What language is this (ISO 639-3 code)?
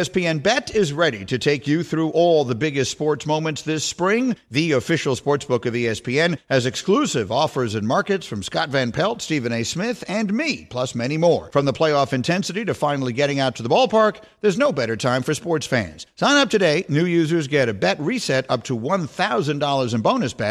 eng